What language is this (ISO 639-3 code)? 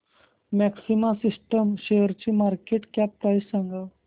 mar